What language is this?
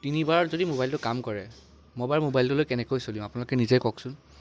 Assamese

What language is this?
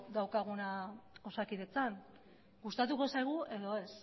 Basque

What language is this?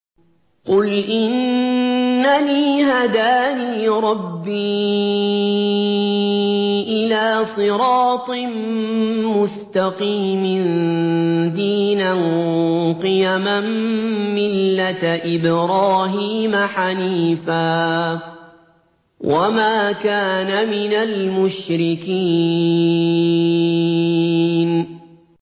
Arabic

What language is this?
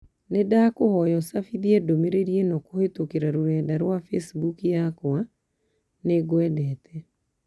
Kikuyu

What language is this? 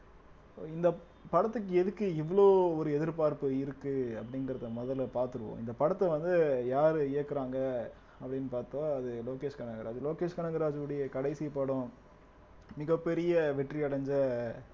Tamil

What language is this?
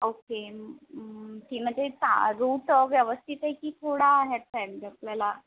Marathi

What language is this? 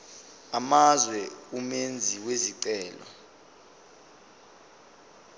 Zulu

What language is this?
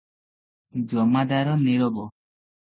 Odia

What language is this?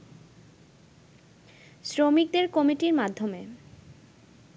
Bangla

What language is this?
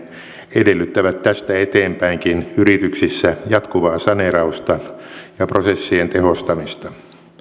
Finnish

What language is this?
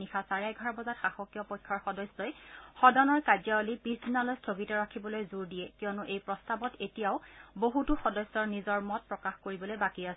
Assamese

